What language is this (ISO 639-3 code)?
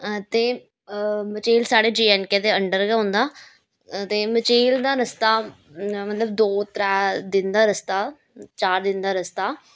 doi